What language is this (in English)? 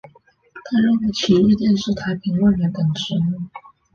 Chinese